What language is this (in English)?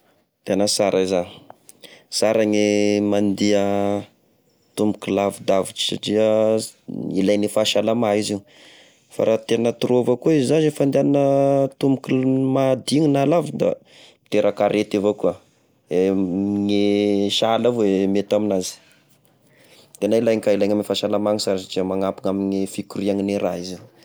Tesaka Malagasy